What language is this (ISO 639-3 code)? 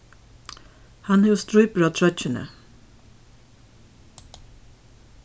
fao